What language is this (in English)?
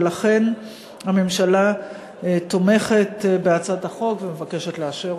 Hebrew